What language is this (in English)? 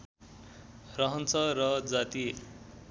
Nepali